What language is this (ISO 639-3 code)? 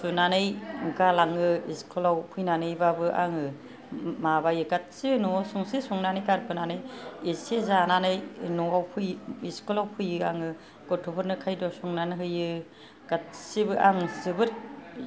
brx